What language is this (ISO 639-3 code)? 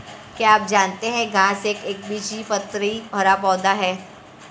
hin